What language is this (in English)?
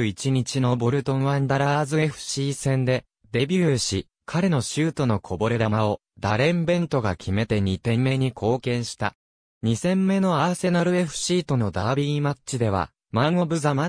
Japanese